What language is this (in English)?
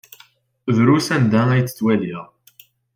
Kabyle